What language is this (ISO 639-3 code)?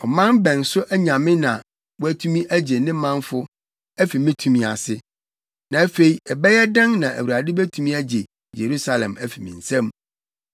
aka